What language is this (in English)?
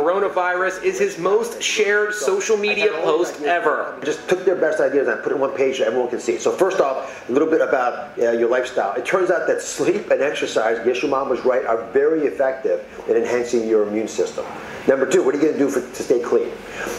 Vietnamese